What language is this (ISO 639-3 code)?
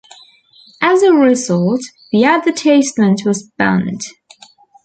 eng